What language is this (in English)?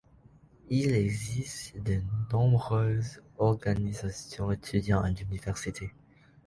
French